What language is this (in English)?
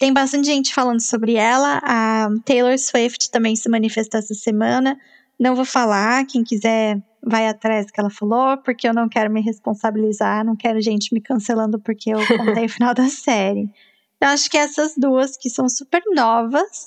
Portuguese